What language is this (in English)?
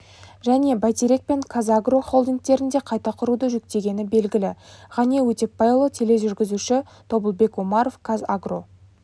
Kazakh